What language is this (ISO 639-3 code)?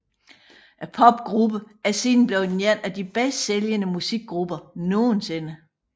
dan